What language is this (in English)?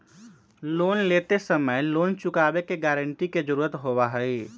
Magahi